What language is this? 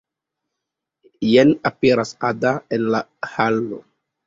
Esperanto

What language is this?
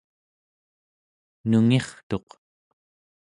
Central Yupik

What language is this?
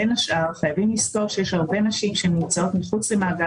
Hebrew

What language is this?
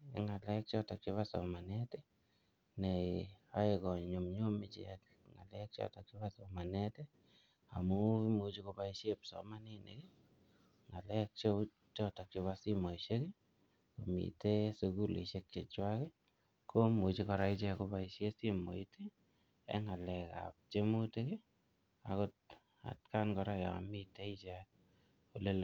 Kalenjin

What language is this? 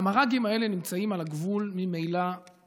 Hebrew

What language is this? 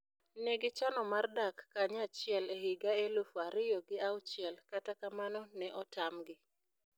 Luo (Kenya and Tanzania)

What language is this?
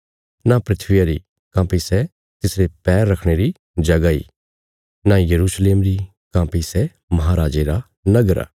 Bilaspuri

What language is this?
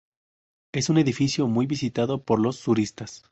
Spanish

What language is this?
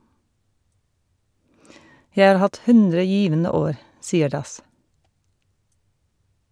Norwegian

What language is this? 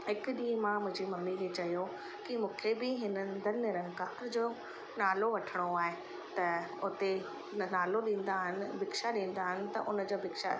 Sindhi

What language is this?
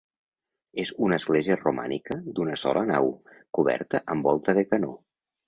Catalan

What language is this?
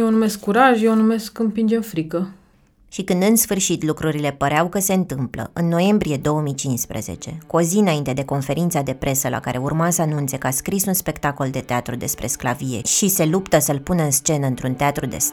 Romanian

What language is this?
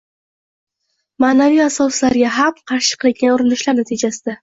Uzbek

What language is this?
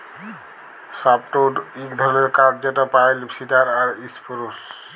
Bangla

